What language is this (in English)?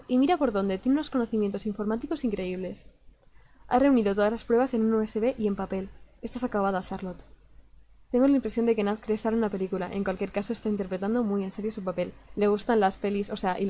Spanish